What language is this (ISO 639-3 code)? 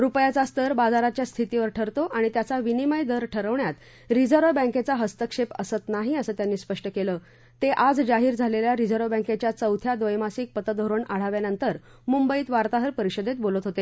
mar